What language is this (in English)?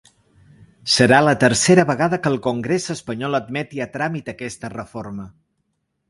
Catalan